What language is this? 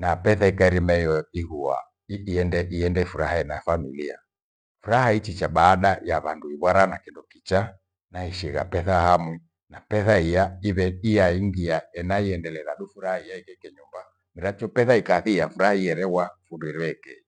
Gweno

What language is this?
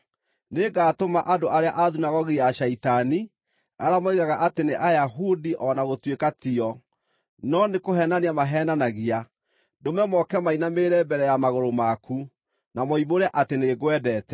Kikuyu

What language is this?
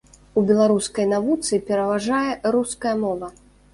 Belarusian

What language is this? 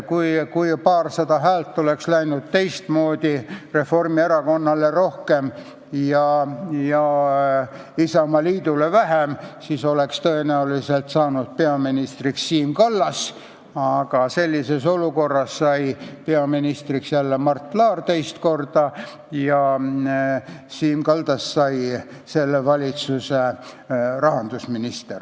Estonian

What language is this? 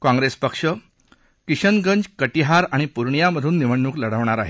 Marathi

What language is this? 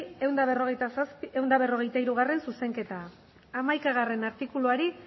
Basque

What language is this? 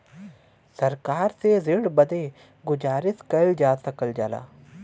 Bhojpuri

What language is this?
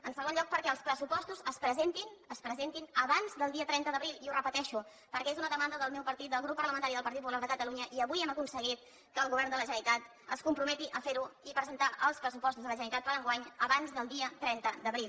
Catalan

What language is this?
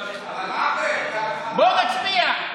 Hebrew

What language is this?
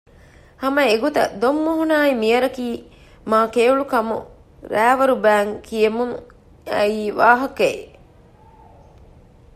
Divehi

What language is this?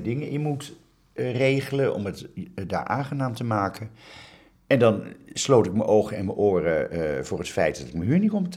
Dutch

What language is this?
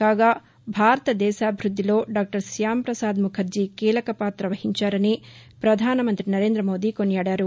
Telugu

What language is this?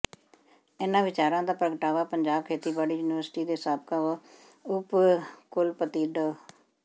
Punjabi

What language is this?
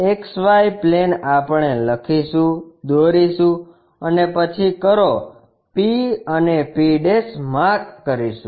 Gujarati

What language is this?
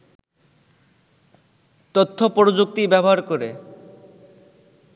Bangla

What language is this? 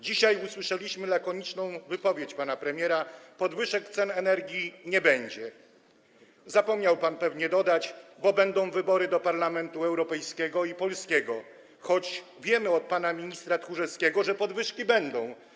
Polish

